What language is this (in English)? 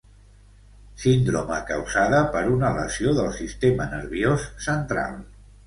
Catalan